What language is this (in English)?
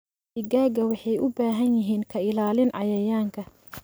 Somali